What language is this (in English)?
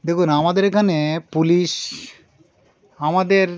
Bangla